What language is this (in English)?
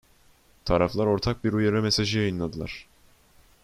Turkish